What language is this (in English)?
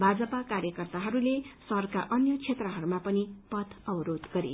Nepali